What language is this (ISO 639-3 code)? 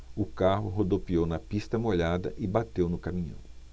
por